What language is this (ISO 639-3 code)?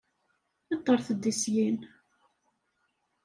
kab